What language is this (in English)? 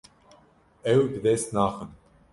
Kurdish